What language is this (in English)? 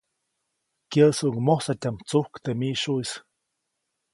Copainalá Zoque